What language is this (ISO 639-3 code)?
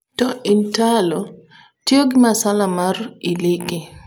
luo